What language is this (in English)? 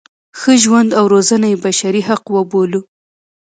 Pashto